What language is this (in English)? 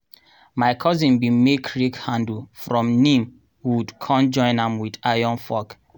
Nigerian Pidgin